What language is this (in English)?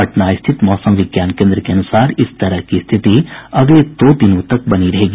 Hindi